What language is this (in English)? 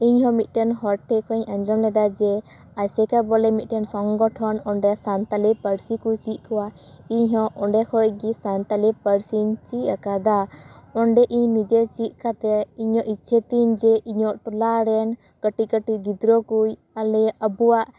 Santali